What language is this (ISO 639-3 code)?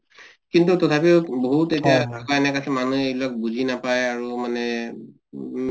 asm